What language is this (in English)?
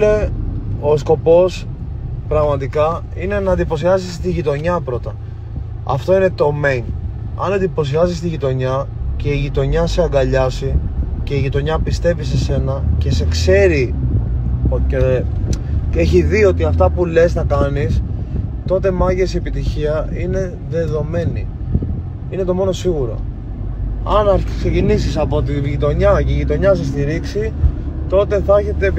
Greek